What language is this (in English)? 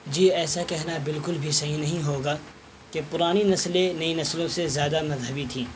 Urdu